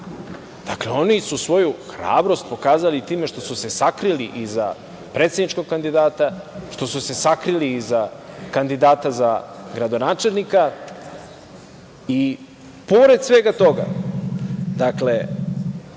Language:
Serbian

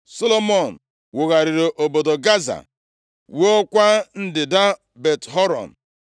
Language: Igbo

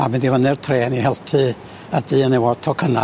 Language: Welsh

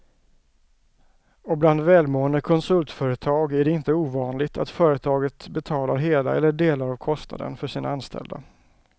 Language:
Swedish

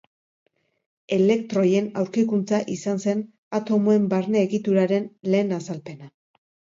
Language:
Basque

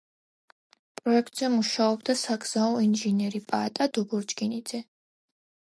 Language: Georgian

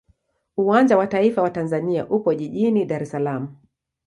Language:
Swahili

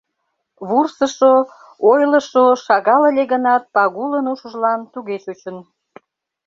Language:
Mari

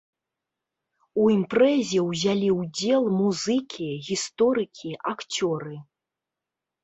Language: Belarusian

